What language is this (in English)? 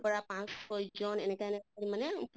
Assamese